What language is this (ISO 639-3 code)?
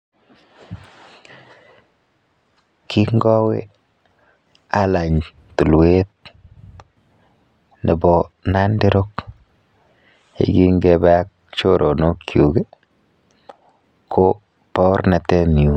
kln